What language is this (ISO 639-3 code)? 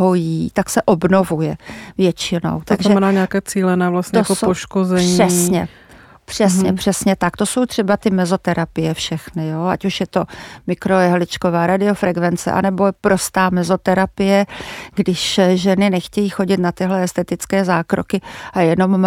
ces